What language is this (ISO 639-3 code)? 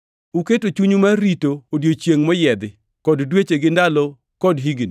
luo